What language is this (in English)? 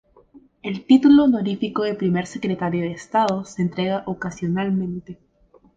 Spanish